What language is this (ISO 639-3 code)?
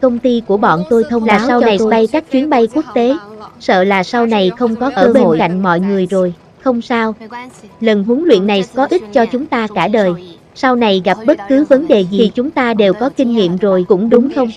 vie